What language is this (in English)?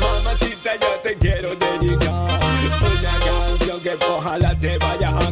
Polish